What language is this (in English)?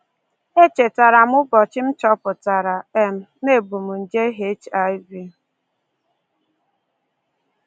Igbo